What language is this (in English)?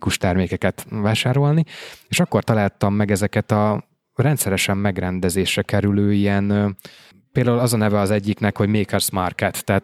Hungarian